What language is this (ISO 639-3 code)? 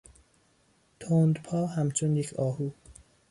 fas